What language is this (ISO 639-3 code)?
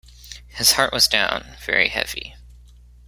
eng